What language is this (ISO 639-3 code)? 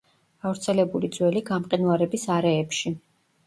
kat